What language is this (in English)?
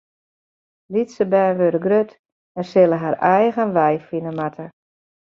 Western Frisian